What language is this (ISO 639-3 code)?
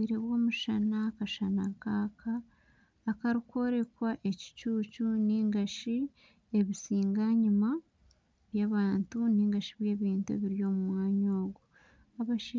nyn